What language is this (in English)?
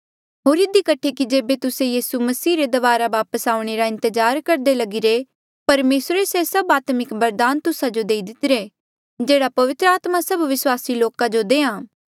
Mandeali